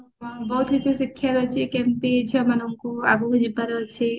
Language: Odia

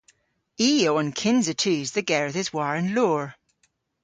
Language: Cornish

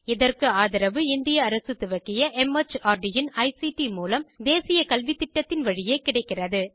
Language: Tamil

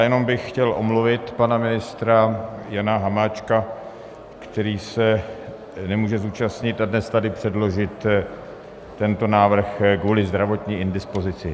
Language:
Czech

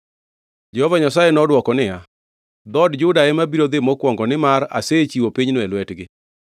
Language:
Luo (Kenya and Tanzania)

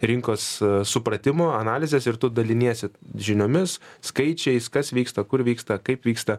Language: Lithuanian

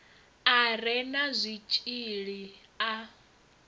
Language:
Venda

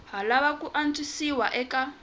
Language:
Tsonga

